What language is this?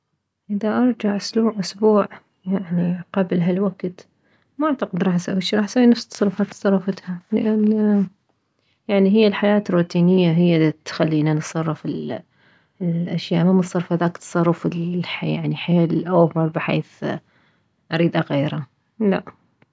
Mesopotamian Arabic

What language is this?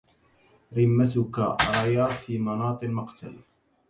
Arabic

